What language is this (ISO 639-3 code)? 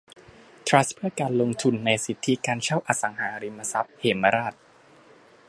tha